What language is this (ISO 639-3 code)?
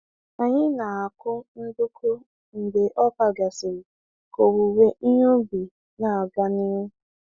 ibo